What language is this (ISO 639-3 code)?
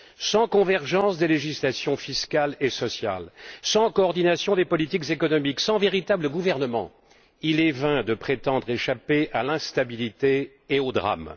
fra